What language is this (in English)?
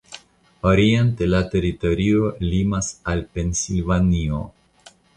Esperanto